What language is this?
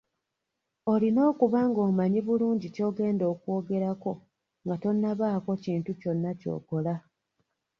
Ganda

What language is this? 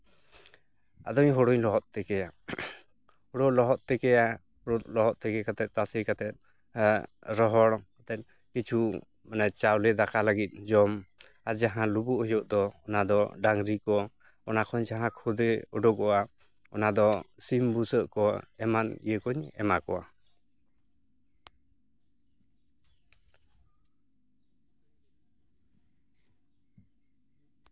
Santali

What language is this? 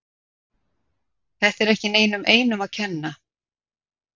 Icelandic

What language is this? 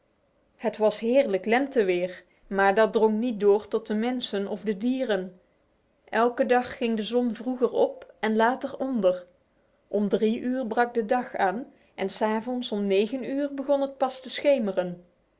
Dutch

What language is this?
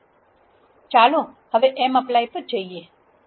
Gujarati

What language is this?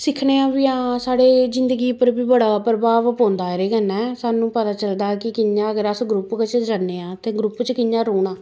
Dogri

